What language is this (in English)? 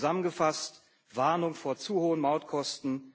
German